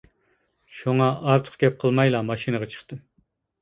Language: Uyghur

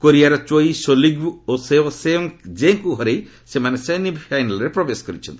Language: Odia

